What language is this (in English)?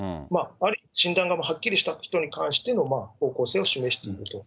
Japanese